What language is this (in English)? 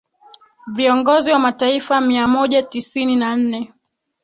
Swahili